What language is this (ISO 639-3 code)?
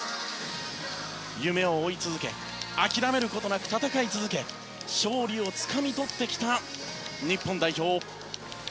jpn